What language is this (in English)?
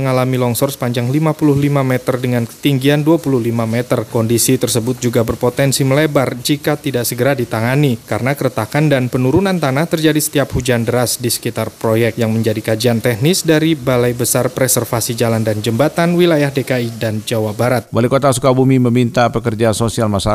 Indonesian